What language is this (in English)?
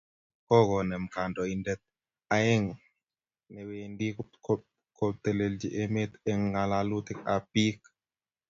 Kalenjin